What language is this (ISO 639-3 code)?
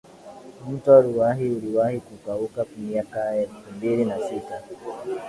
swa